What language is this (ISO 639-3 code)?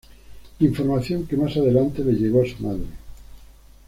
spa